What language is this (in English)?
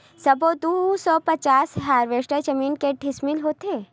Chhattisgarhi